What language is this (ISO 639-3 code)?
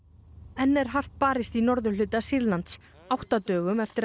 isl